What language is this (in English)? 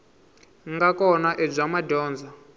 Tsonga